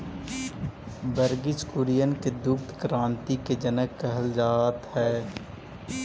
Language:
Magahi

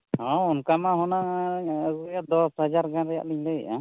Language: Santali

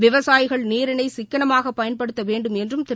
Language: Tamil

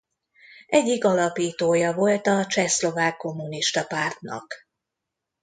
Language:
Hungarian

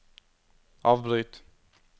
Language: Norwegian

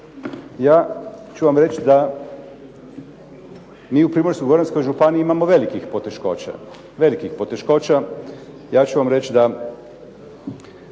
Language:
Croatian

